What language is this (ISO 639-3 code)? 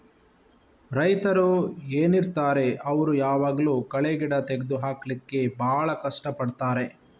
kan